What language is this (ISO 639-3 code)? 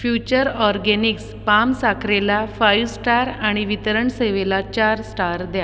mar